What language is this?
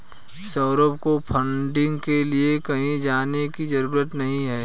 Hindi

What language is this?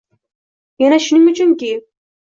Uzbek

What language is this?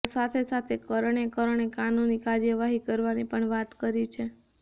Gujarati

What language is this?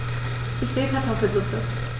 German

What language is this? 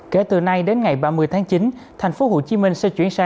Vietnamese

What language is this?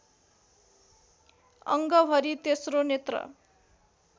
Nepali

